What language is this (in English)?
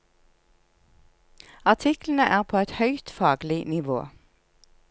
Norwegian